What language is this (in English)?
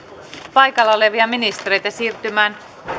Finnish